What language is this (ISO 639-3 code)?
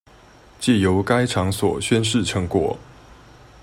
zho